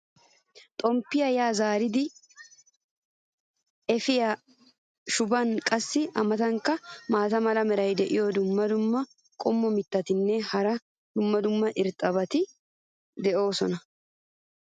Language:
Wolaytta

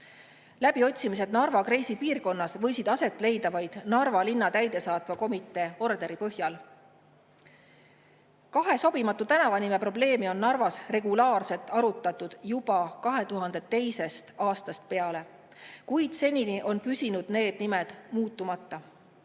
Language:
Estonian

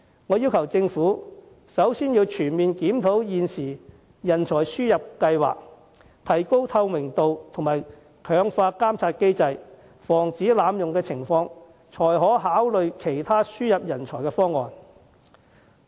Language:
Cantonese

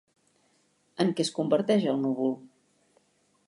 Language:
Catalan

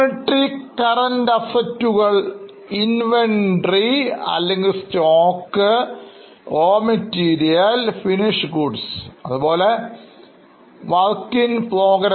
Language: Malayalam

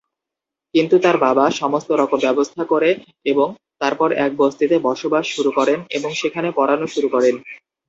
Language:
Bangla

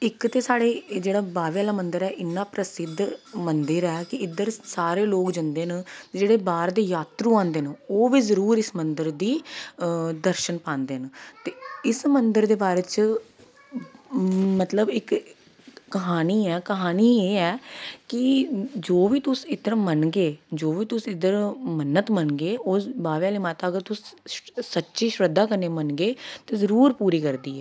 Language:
Dogri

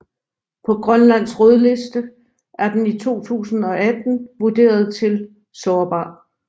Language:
Danish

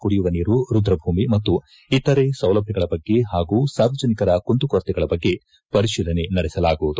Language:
Kannada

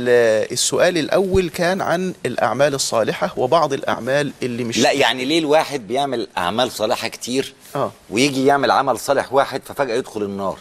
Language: Arabic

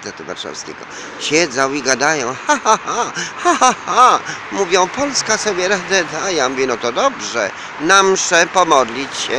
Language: Polish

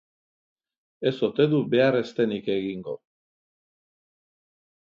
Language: Basque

